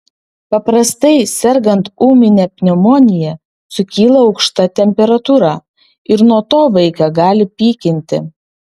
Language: Lithuanian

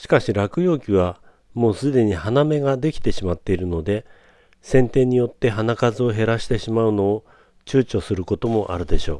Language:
Japanese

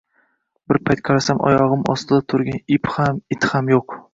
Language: Uzbek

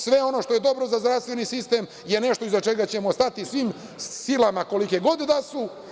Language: Serbian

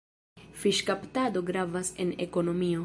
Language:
Esperanto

